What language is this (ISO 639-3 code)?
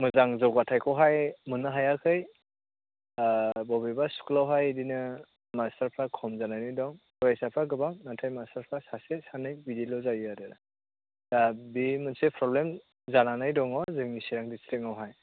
brx